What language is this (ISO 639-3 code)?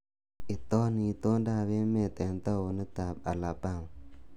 kln